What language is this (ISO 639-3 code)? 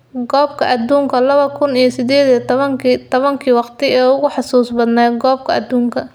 som